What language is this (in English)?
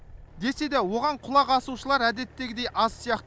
Kazakh